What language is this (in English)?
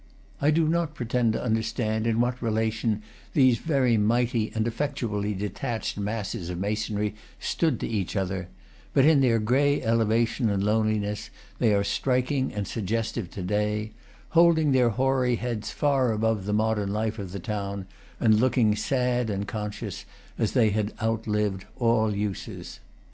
English